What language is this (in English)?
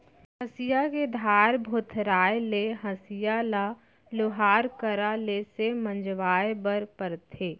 Chhattisgarhi